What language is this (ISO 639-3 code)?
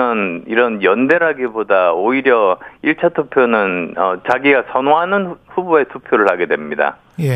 kor